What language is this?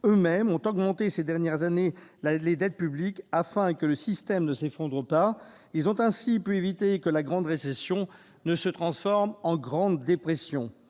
French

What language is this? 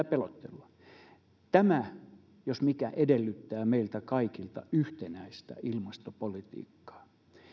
Finnish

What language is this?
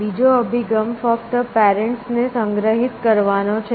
Gujarati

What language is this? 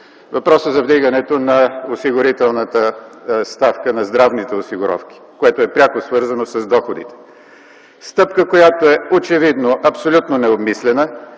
Bulgarian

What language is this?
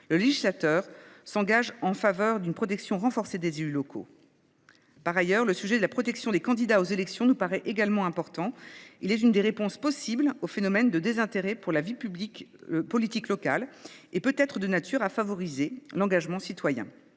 French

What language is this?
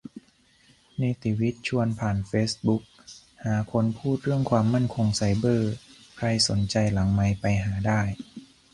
Thai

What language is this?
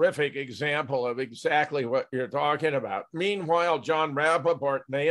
English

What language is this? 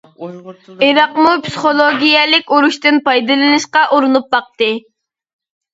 Uyghur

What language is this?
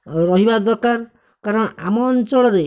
Odia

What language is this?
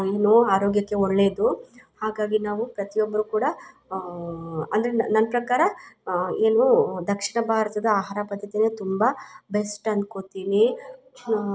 Kannada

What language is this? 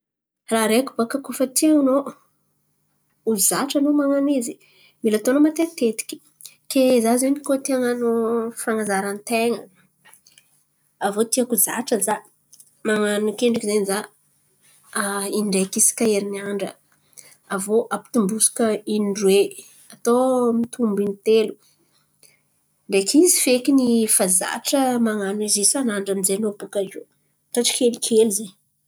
Antankarana Malagasy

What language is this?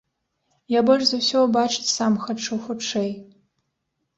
Belarusian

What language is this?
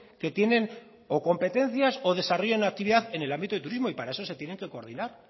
Spanish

